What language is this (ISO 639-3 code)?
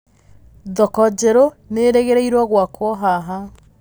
kik